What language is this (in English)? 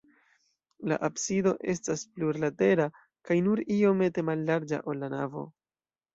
Esperanto